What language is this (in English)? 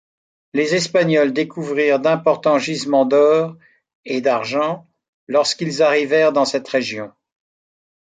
French